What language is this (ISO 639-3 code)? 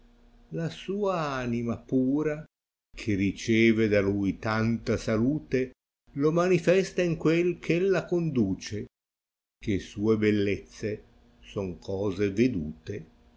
ita